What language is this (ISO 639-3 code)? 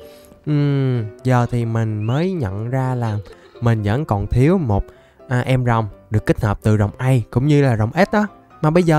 vie